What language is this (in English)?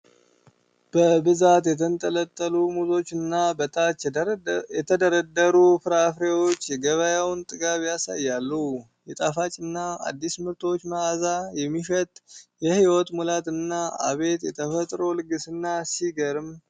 Amharic